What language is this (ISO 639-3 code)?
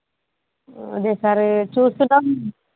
tel